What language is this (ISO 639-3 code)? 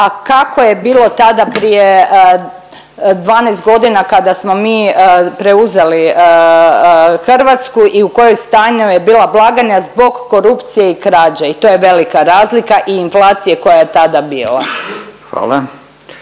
hrv